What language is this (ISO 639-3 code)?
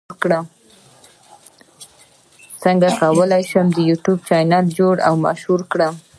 pus